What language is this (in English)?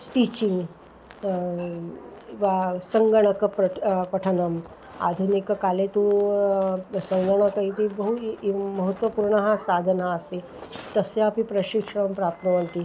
Sanskrit